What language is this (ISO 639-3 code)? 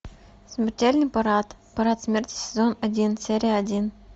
rus